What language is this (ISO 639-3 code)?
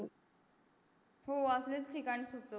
mar